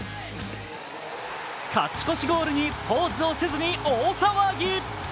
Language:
Japanese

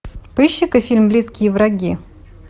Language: Russian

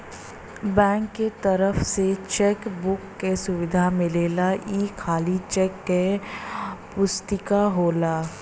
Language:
Bhojpuri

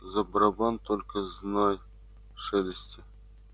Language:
Russian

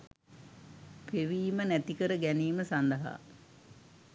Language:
Sinhala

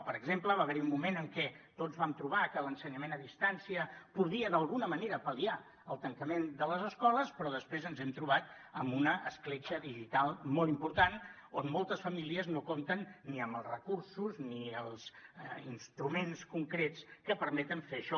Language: Catalan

